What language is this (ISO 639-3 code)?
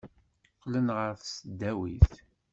kab